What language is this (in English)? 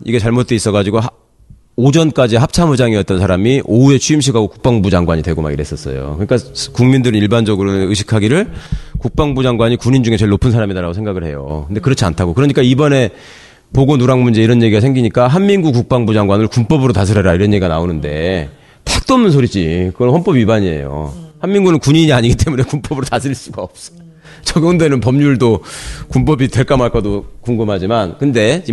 Korean